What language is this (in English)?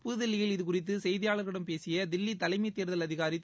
Tamil